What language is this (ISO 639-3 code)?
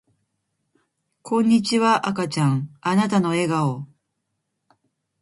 jpn